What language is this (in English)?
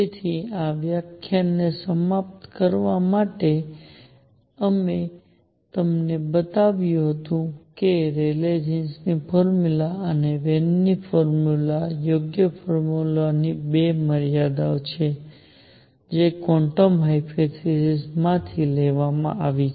Gujarati